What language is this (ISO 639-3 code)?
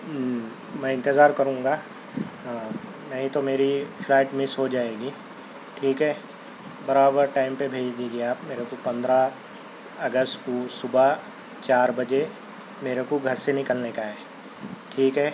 urd